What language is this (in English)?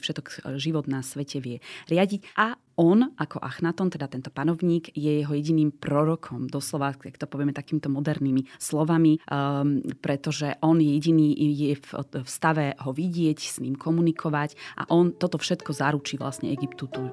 Slovak